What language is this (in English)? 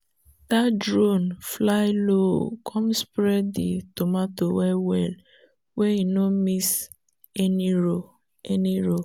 Nigerian Pidgin